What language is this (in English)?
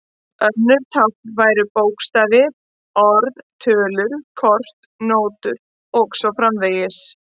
Icelandic